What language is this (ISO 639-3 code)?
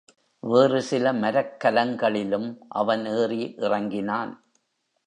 tam